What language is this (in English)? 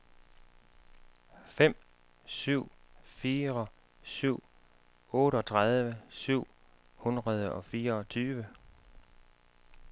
Danish